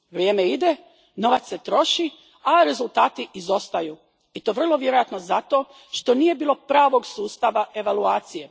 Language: Croatian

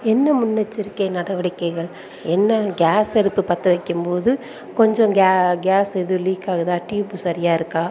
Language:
Tamil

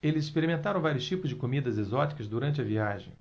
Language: Portuguese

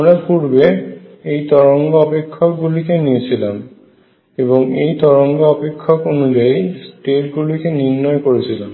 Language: Bangla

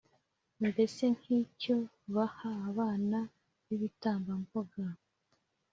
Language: Kinyarwanda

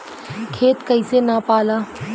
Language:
Bhojpuri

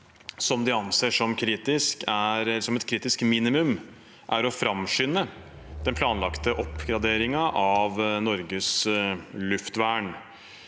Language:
Norwegian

